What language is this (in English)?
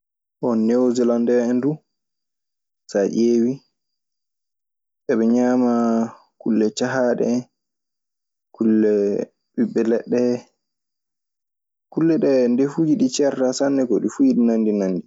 Maasina Fulfulde